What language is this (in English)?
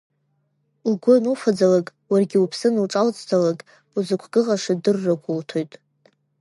Abkhazian